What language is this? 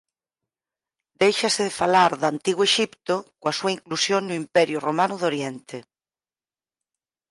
Galician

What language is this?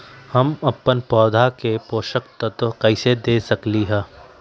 Magahi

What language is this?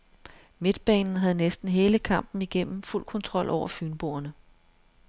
Danish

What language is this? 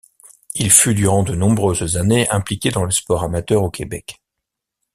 French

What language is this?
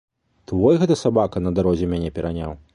Belarusian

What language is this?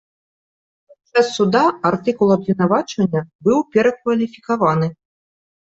Belarusian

